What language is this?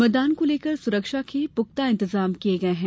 Hindi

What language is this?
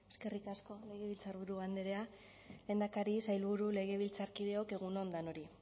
Basque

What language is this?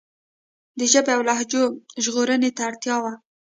Pashto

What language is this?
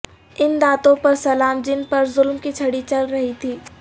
Urdu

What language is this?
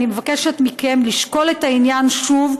Hebrew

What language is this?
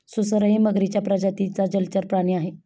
Marathi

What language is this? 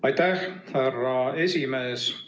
Estonian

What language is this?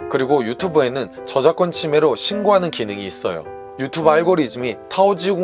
Korean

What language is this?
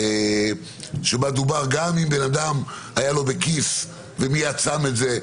Hebrew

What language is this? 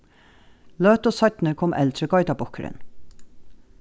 Faroese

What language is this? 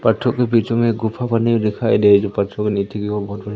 Hindi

